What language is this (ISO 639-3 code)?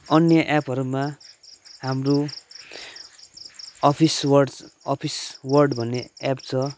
nep